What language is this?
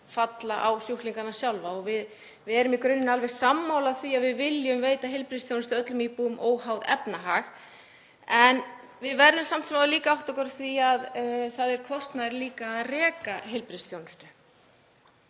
Icelandic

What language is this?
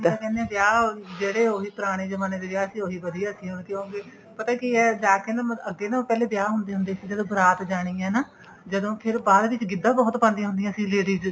Punjabi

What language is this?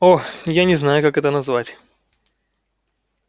Russian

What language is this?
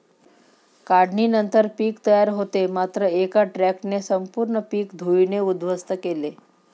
Marathi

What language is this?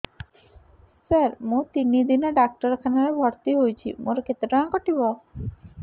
Odia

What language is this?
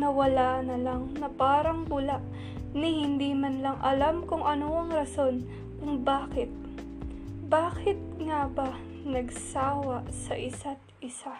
Filipino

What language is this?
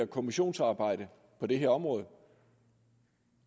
Danish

